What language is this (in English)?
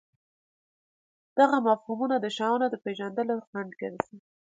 Pashto